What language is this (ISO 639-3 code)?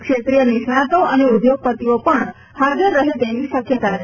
guj